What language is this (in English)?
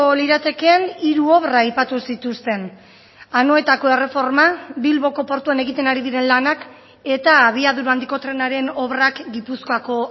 Basque